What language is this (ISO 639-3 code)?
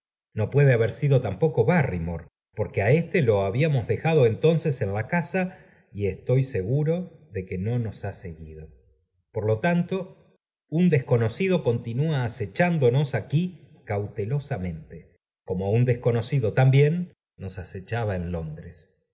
spa